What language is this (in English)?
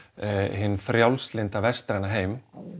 Icelandic